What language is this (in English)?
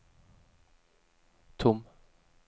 Swedish